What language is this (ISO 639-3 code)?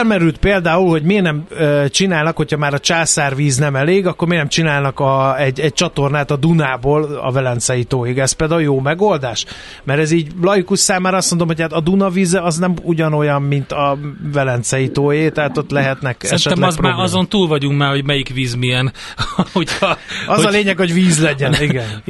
hun